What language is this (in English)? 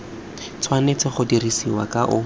Tswana